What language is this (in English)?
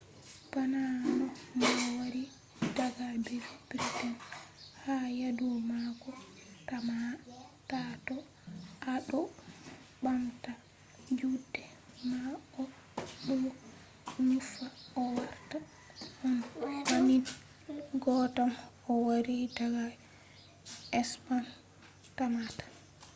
Fula